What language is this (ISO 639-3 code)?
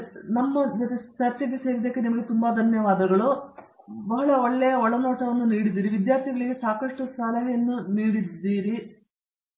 kan